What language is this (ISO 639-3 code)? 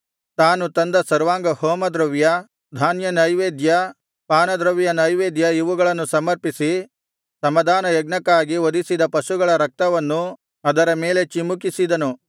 kan